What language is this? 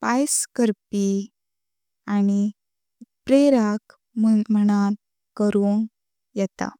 Konkani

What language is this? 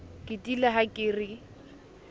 Southern Sotho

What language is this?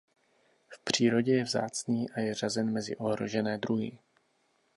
Czech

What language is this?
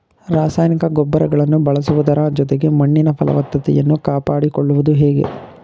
Kannada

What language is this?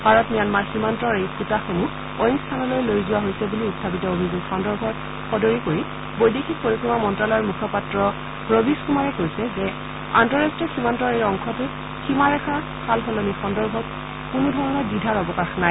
Assamese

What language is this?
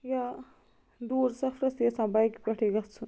Kashmiri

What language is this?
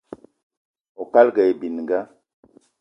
Eton (Cameroon)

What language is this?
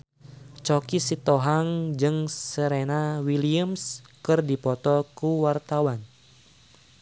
Sundanese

